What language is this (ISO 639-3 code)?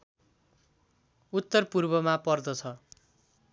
nep